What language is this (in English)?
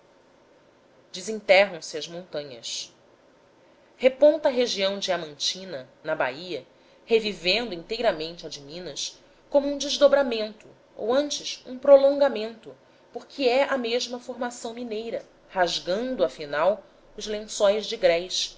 Portuguese